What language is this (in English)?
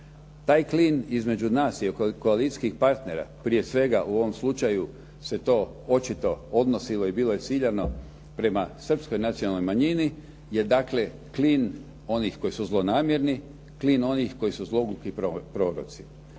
Croatian